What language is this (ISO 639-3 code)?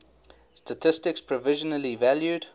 eng